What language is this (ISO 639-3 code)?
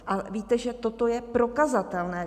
ces